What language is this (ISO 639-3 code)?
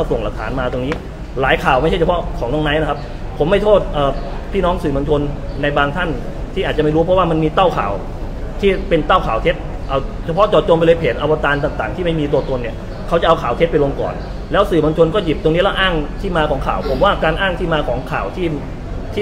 tha